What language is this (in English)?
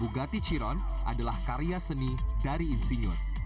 Indonesian